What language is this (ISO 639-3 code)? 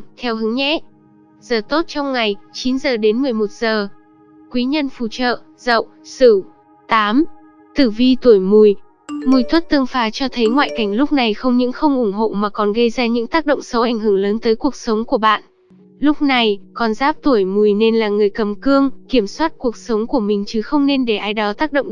vie